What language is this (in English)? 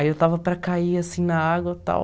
Portuguese